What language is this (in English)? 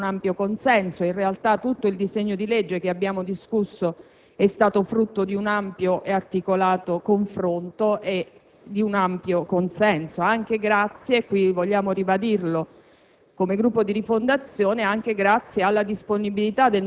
Italian